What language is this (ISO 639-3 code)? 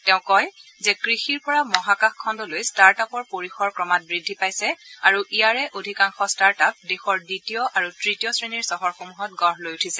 asm